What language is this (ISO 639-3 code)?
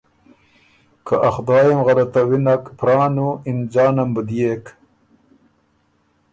oru